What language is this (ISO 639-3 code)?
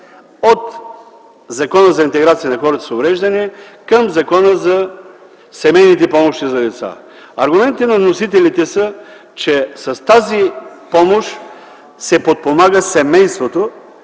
bul